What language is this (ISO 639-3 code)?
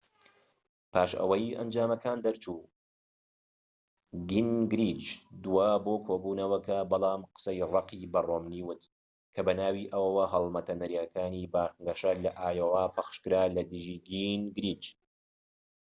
ckb